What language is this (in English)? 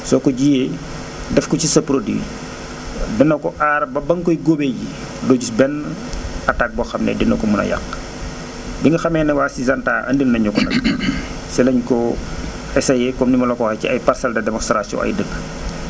Wolof